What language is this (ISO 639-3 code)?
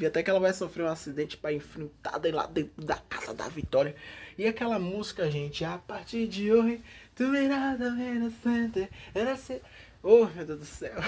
por